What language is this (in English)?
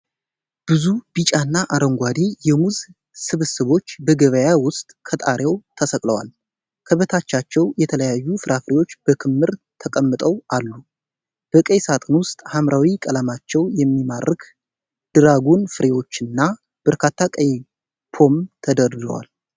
Amharic